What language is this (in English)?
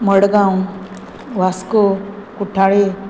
Konkani